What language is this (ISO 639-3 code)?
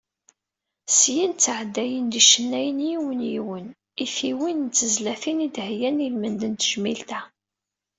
kab